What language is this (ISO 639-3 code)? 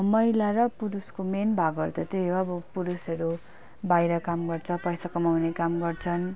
nep